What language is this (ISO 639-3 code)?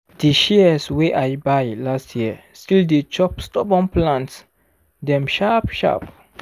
pcm